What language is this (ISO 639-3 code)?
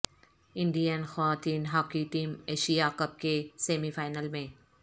urd